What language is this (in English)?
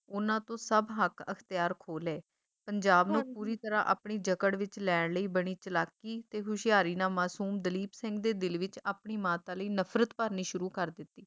Punjabi